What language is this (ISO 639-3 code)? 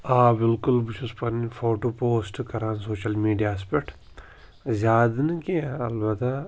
kas